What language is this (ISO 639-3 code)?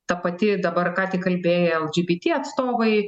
lit